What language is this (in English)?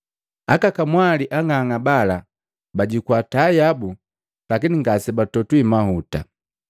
Matengo